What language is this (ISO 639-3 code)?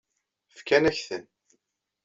kab